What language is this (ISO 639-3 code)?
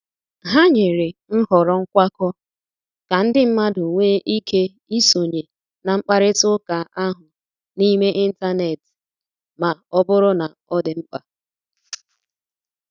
ibo